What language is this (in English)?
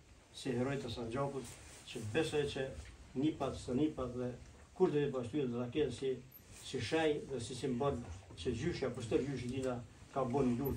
Romanian